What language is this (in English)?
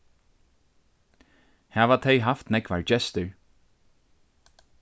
Faroese